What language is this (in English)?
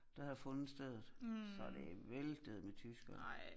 Danish